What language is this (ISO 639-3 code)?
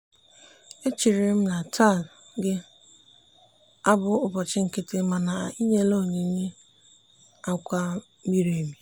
ibo